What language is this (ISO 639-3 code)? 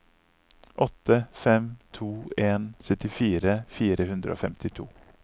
nor